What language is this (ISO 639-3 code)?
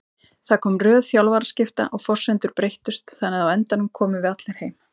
isl